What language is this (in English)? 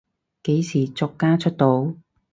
Cantonese